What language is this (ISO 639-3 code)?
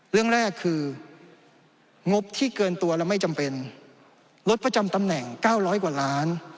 tha